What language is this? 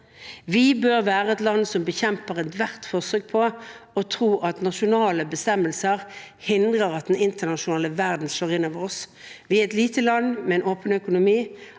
Norwegian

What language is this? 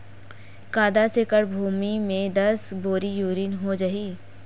Chhattisgarhi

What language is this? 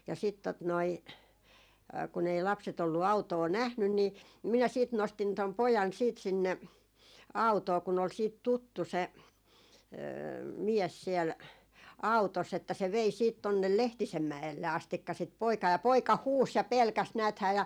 Finnish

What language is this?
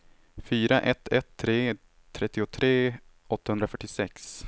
Swedish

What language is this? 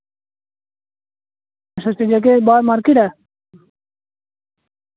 Dogri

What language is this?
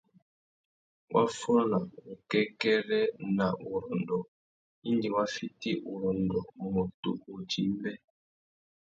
Tuki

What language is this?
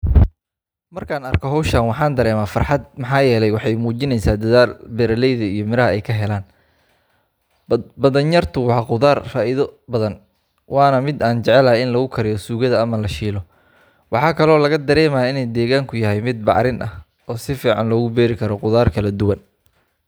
Somali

